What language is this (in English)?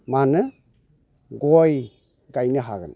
Bodo